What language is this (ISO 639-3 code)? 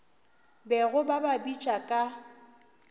nso